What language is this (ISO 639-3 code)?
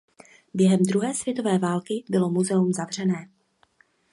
ces